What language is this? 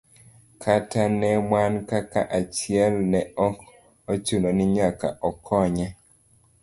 Luo (Kenya and Tanzania)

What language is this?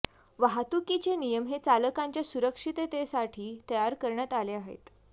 Marathi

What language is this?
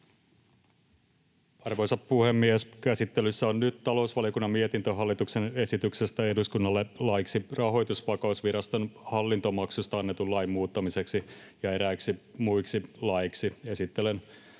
Finnish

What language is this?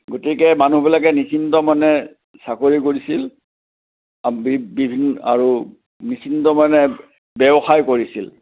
Assamese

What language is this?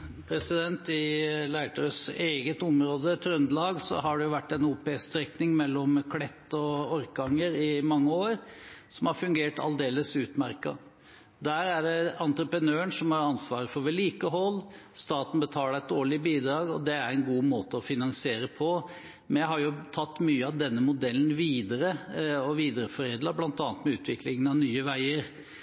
Norwegian Bokmål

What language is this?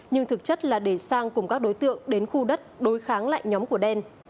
Vietnamese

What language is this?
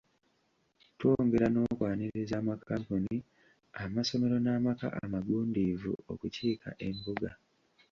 Ganda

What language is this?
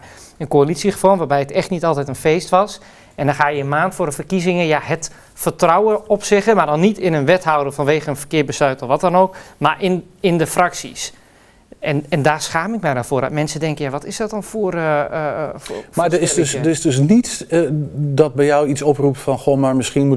Dutch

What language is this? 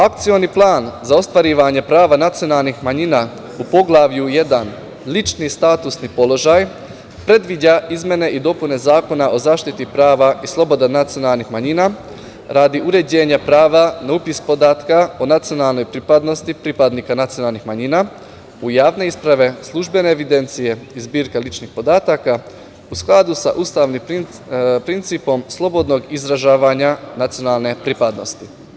Serbian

